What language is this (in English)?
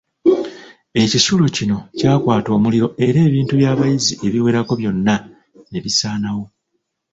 Ganda